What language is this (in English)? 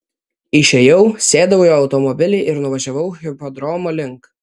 Lithuanian